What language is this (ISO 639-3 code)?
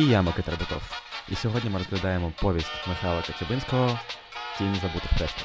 ukr